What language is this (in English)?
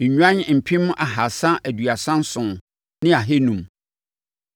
Akan